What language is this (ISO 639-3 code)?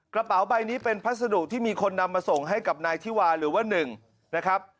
tha